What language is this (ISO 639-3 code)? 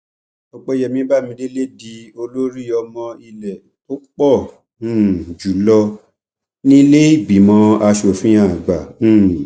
yor